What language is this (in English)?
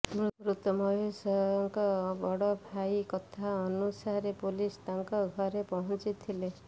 Odia